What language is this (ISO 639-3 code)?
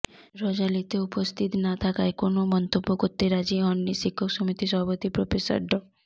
ben